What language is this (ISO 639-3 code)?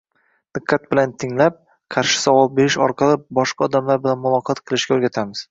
uzb